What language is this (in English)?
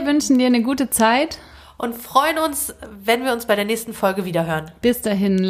German